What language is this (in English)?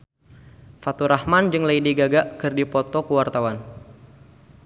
Sundanese